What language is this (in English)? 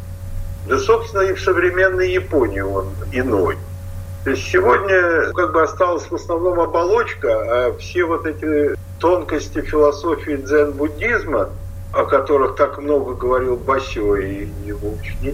Russian